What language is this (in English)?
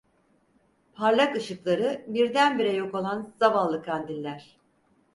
Turkish